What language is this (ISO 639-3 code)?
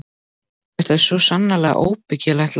isl